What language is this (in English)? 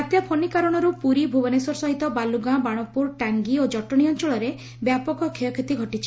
Odia